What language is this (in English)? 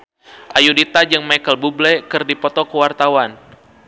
Sundanese